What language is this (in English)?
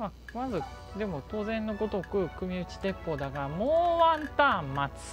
Japanese